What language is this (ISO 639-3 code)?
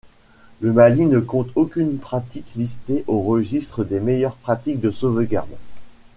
fra